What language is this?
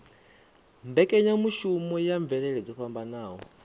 Venda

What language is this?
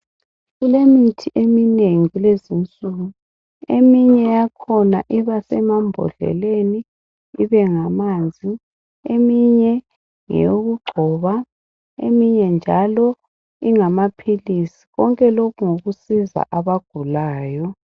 North Ndebele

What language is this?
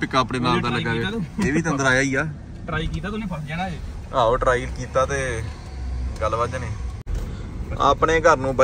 Punjabi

